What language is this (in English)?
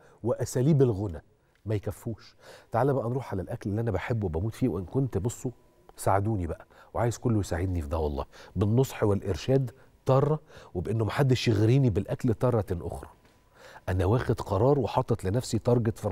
Arabic